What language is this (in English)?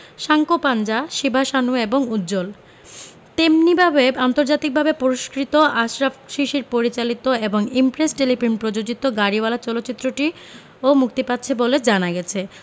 Bangla